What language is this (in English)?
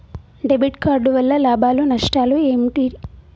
Telugu